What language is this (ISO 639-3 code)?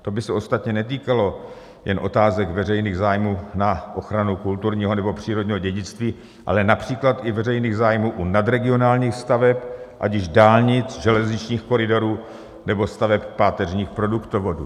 ces